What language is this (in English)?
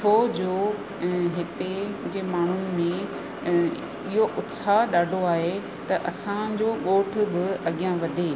Sindhi